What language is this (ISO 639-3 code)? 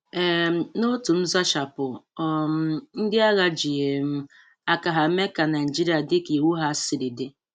ibo